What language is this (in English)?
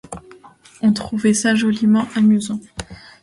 French